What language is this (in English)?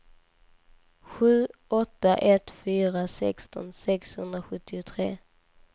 Swedish